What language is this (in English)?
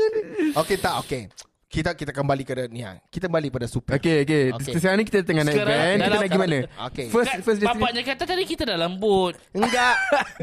Malay